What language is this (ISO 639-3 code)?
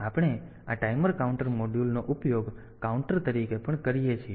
guj